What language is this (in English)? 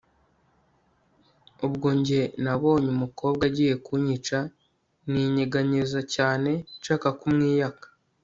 Kinyarwanda